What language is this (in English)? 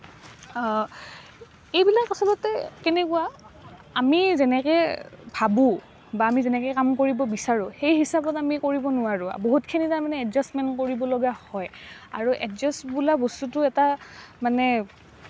Assamese